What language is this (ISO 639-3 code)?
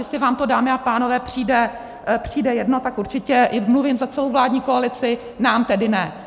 ces